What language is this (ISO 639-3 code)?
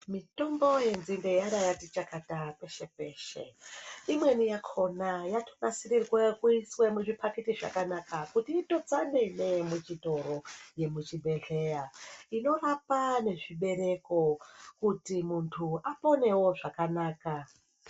ndc